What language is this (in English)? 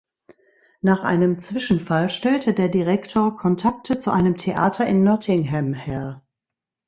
German